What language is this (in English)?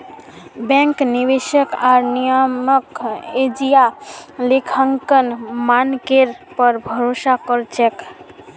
Magahi